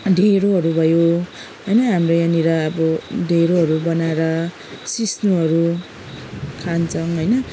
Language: Nepali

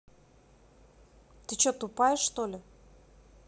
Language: Russian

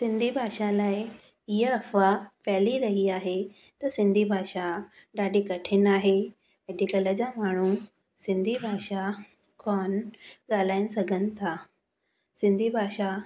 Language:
Sindhi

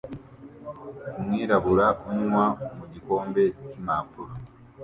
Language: Kinyarwanda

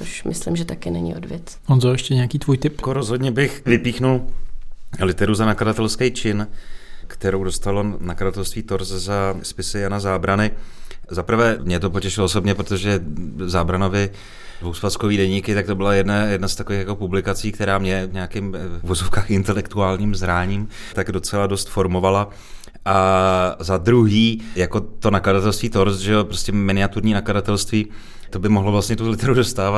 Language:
Czech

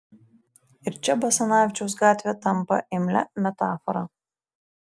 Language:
Lithuanian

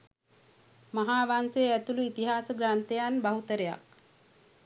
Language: Sinhala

